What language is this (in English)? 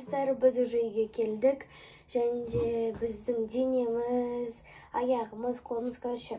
Russian